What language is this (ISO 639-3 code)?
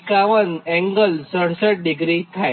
guj